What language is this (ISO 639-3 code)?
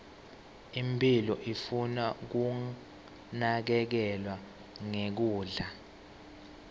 ssw